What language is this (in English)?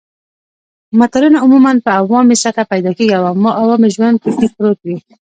Pashto